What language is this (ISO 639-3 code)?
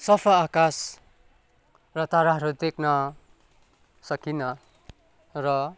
nep